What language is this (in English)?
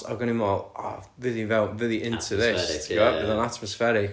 Welsh